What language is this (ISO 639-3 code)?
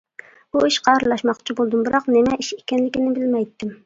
uig